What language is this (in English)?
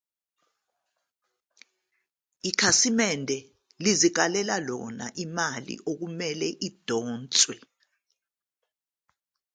Zulu